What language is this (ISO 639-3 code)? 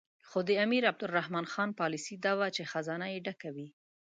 pus